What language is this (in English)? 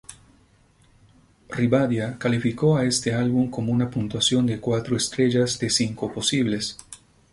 Spanish